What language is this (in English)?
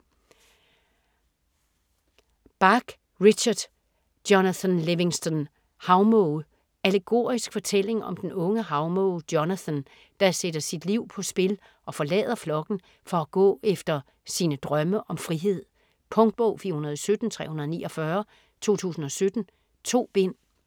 Danish